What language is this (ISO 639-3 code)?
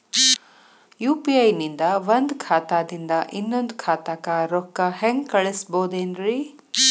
kan